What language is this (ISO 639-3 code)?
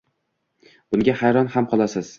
uzb